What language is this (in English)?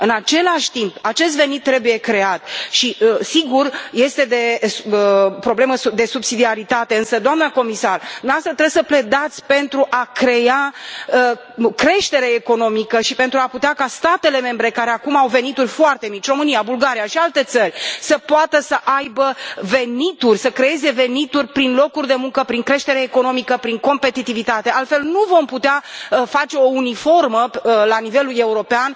Romanian